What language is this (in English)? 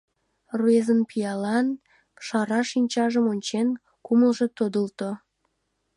Mari